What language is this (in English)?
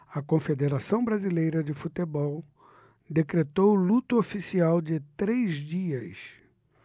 Portuguese